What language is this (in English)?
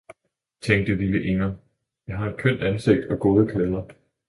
Danish